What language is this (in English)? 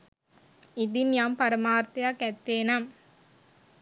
Sinhala